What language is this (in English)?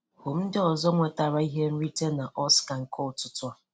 Igbo